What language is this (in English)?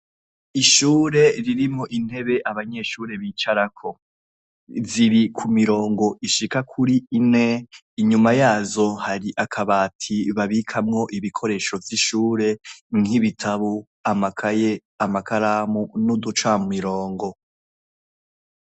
Rundi